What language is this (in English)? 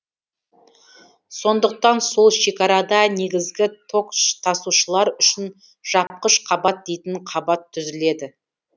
Kazakh